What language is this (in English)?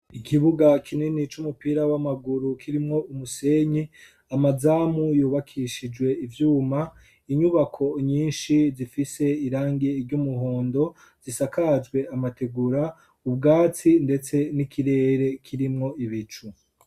Rundi